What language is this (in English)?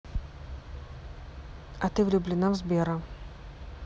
Russian